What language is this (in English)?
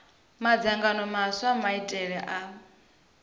Venda